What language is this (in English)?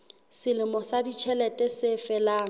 Southern Sotho